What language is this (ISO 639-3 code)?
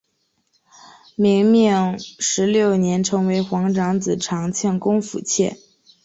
zho